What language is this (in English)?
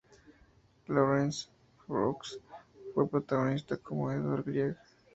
Spanish